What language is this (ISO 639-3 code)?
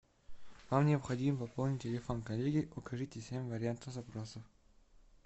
rus